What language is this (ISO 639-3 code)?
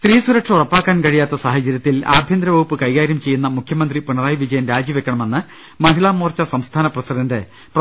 mal